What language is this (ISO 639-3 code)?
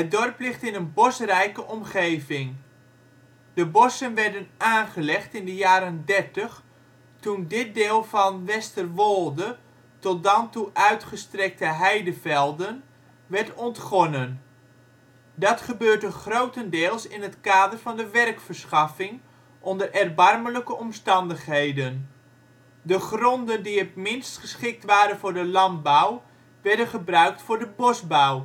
nld